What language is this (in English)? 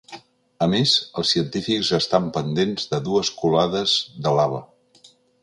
Catalan